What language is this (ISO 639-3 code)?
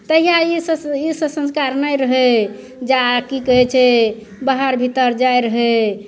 mai